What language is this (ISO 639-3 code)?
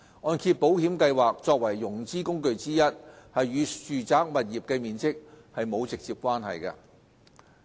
yue